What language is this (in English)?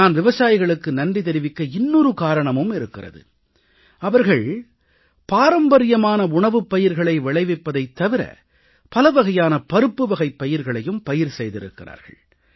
Tamil